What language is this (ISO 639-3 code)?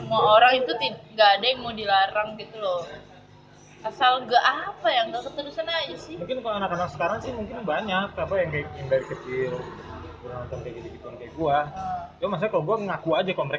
ind